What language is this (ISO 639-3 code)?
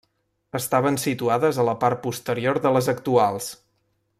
cat